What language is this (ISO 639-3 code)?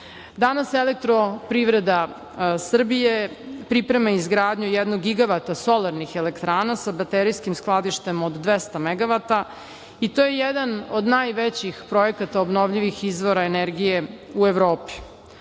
srp